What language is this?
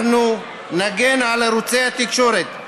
Hebrew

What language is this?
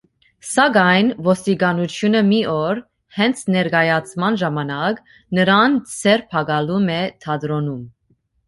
Armenian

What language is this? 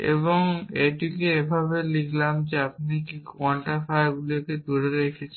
Bangla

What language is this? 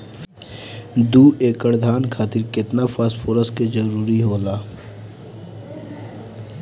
Bhojpuri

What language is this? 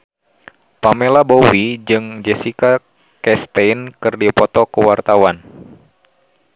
Sundanese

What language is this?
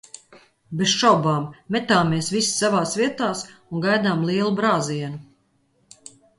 Latvian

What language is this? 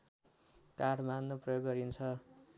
Nepali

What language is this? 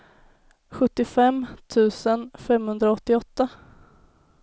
Swedish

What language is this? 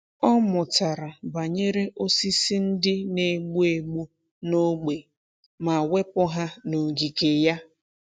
Igbo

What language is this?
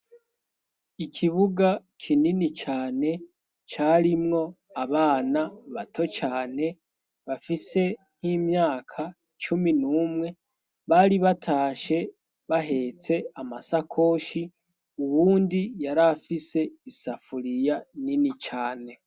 Rundi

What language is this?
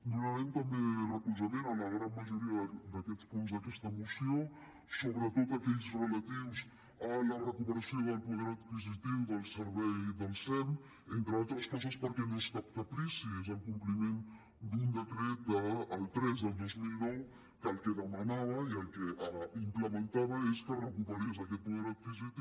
Catalan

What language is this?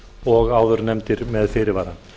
Icelandic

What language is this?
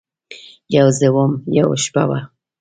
Pashto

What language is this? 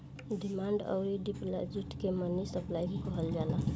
Bhojpuri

